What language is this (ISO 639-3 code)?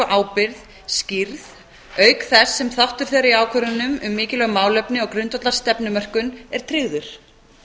isl